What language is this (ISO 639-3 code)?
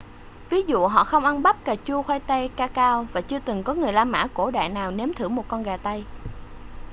vie